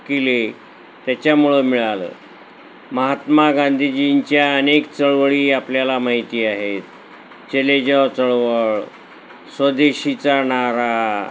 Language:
Marathi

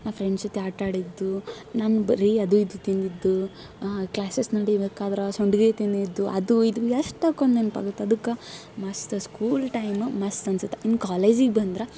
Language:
Kannada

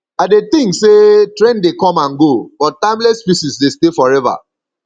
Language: Nigerian Pidgin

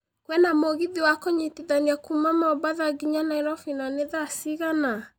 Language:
Kikuyu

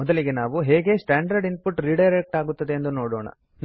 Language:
Kannada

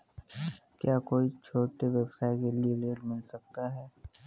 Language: Hindi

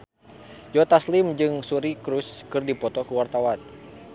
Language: Sundanese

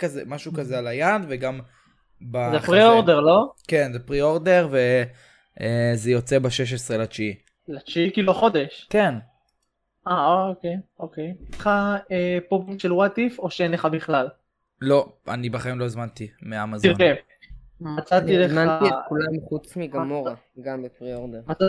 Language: Hebrew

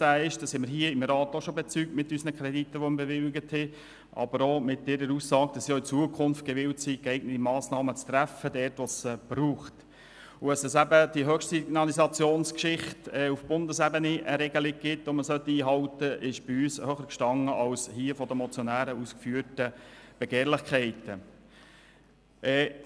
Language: Swiss German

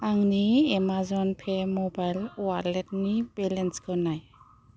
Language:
Bodo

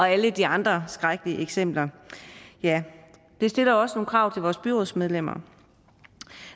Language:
Danish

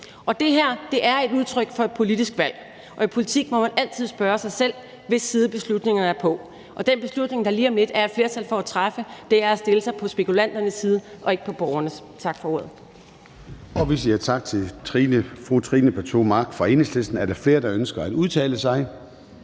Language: Danish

